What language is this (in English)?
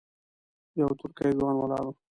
Pashto